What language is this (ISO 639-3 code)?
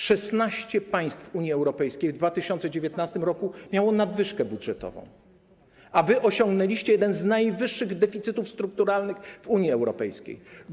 pol